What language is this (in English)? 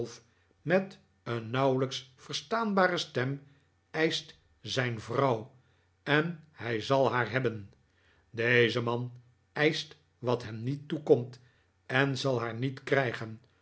Dutch